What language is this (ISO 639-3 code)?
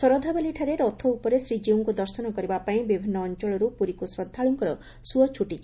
ori